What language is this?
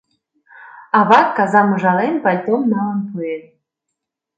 Mari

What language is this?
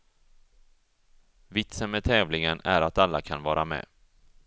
Swedish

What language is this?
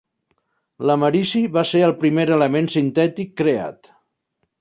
Catalan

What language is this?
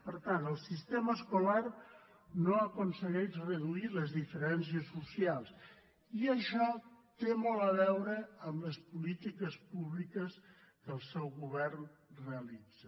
Catalan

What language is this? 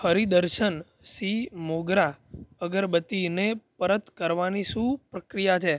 Gujarati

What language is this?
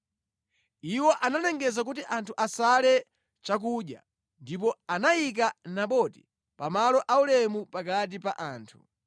Nyanja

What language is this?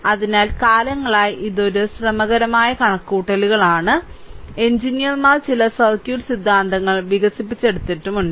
Malayalam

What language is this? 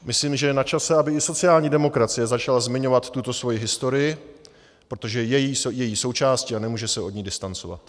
Czech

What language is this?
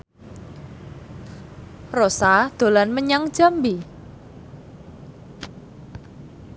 Javanese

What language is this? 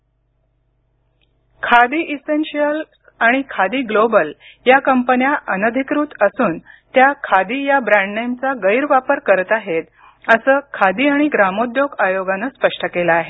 Marathi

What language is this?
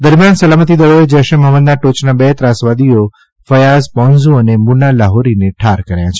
Gujarati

